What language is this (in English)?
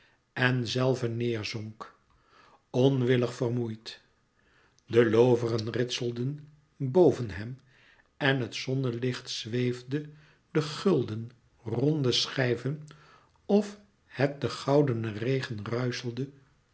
Dutch